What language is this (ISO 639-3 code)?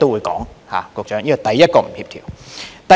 yue